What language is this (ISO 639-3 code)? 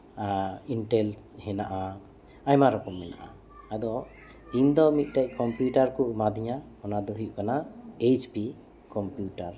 sat